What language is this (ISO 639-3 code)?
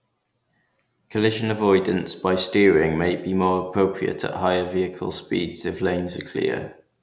eng